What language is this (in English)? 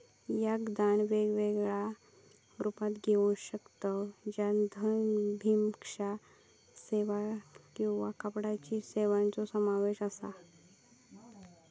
Marathi